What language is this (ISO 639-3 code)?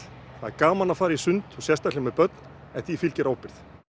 isl